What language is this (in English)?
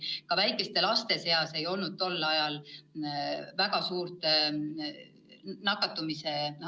Estonian